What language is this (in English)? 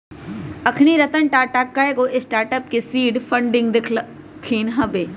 Magahi